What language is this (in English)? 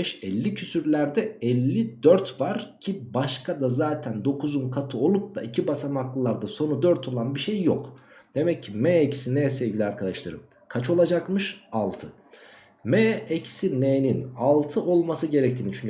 Turkish